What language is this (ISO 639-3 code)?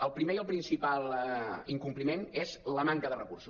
cat